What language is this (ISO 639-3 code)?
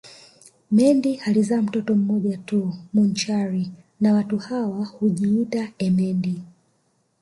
swa